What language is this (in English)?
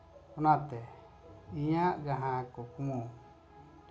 Santali